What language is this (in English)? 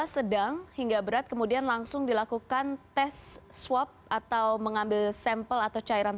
Indonesian